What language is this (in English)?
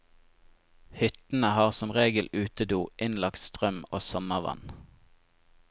Norwegian